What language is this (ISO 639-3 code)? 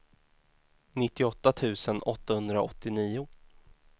swe